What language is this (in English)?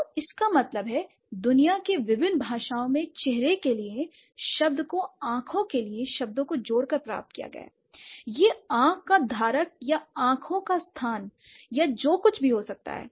Hindi